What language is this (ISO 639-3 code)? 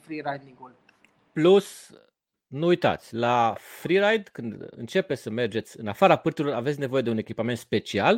ron